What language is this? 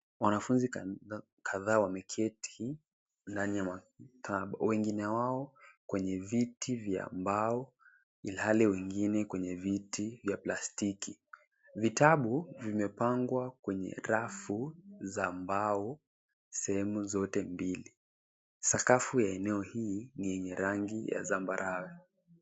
Swahili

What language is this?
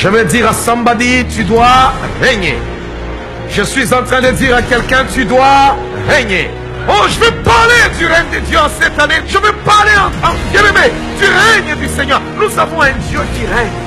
French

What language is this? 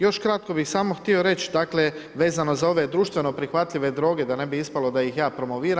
Croatian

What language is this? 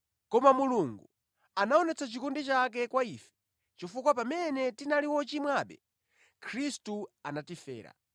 Nyanja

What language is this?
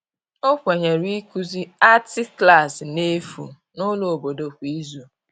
Igbo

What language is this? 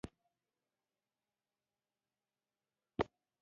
Pashto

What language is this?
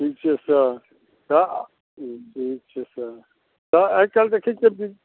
Maithili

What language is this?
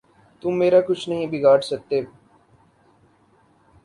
Urdu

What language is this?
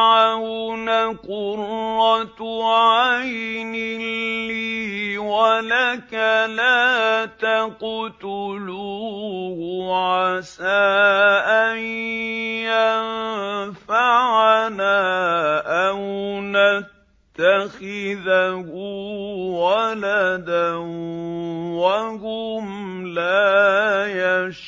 Arabic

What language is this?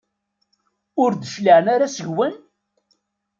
Kabyle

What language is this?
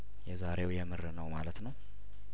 Amharic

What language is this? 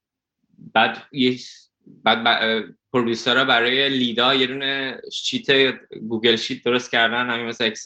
Persian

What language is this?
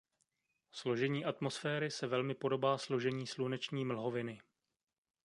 Czech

